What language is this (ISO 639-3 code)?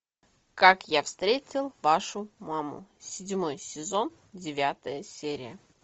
rus